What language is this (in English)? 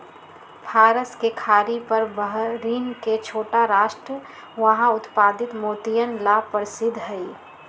Magahi